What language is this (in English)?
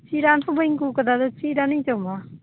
Santali